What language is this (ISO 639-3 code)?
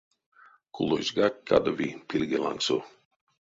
myv